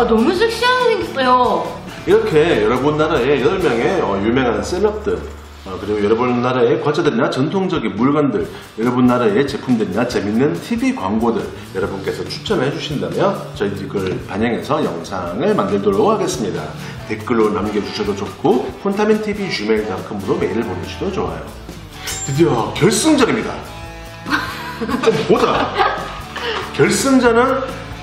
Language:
Korean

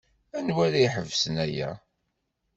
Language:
Kabyle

